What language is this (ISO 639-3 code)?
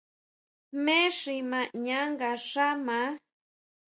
mau